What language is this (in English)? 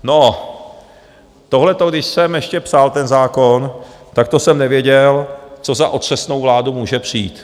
Czech